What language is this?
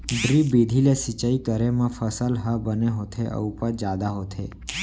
Chhattisgarhi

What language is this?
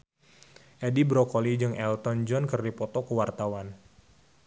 Sundanese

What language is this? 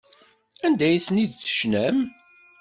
Kabyle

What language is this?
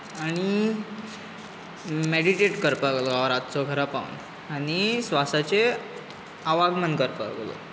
Konkani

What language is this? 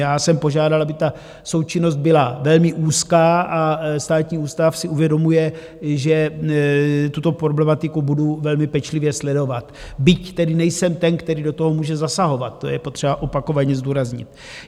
Czech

